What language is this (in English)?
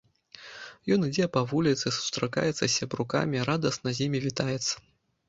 Belarusian